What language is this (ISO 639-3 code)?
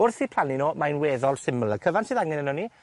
cym